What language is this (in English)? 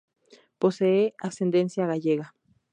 Spanish